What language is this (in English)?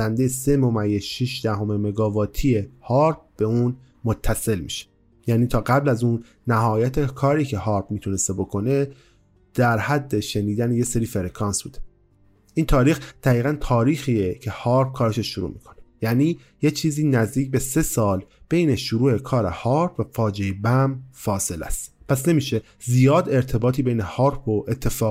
Persian